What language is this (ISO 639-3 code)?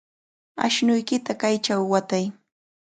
qvl